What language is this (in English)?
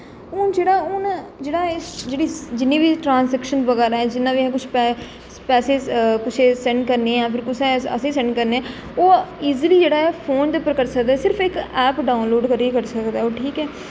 Dogri